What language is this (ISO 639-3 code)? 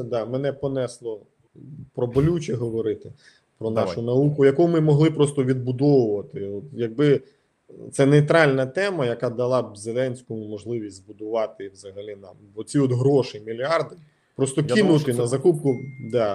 ukr